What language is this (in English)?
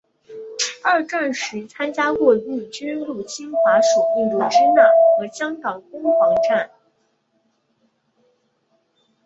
Chinese